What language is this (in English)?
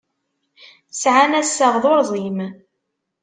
Kabyle